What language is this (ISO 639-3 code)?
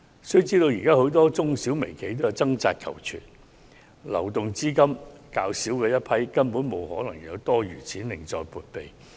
yue